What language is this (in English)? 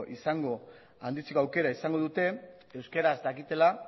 Basque